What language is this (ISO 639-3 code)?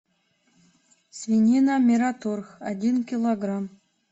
rus